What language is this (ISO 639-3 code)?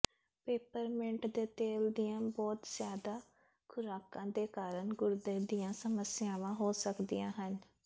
pan